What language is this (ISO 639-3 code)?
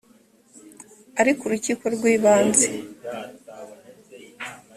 kin